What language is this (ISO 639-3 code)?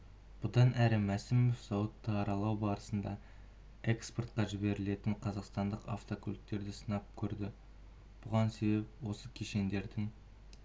kaz